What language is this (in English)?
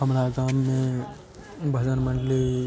Maithili